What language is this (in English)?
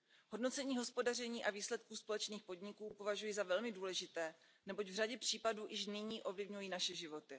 Czech